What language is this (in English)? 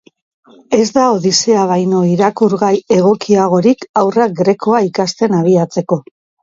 Basque